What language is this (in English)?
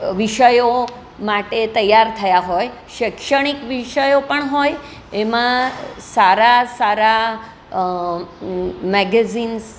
Gujarati